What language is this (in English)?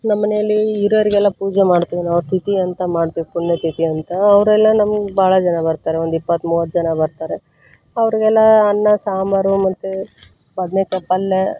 Kannada